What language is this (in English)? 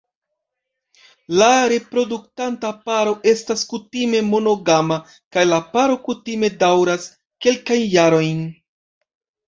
Esperanto